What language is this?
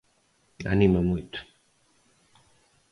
Galician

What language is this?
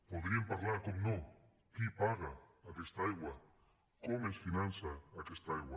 Catalan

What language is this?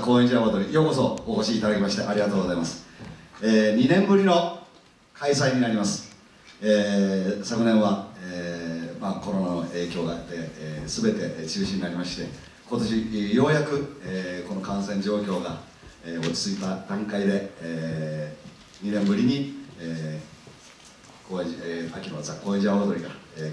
Japanese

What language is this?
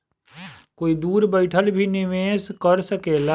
Bhojpuri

